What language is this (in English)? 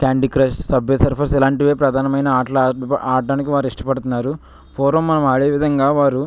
Telugu